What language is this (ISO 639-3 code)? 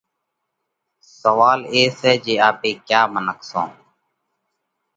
kvx